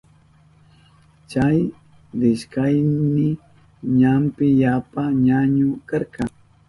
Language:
Southern Pastaza Quechua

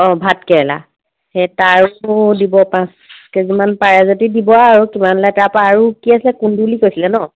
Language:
Assamese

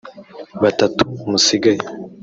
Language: Kinyarwanda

